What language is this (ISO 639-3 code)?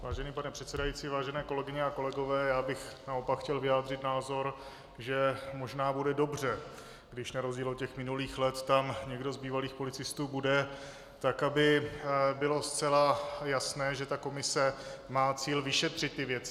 ces